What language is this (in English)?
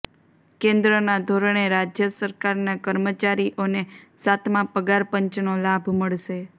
Gujarati